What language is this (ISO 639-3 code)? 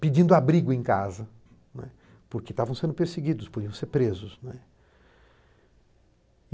por